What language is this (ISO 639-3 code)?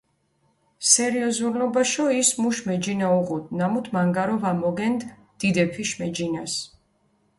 xmf